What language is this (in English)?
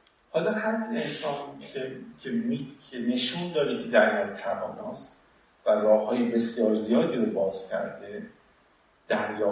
Persian